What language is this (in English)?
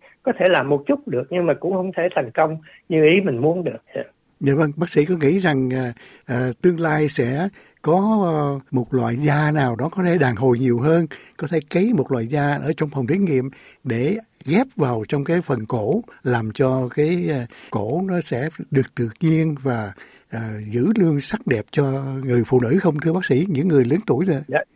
Vietnamese